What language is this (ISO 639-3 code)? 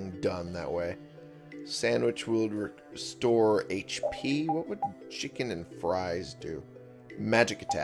eng